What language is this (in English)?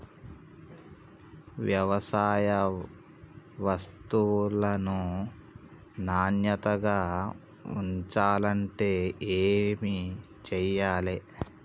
Telugu